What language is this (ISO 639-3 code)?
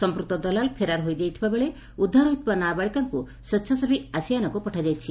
ori